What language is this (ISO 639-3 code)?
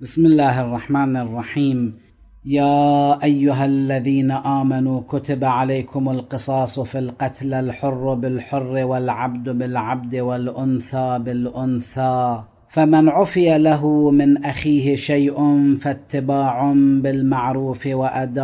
ara